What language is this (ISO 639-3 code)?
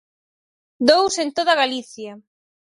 glg